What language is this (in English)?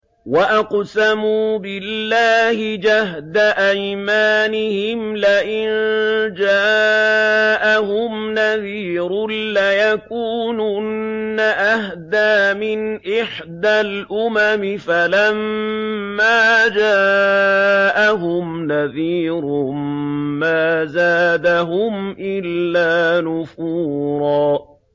Arabic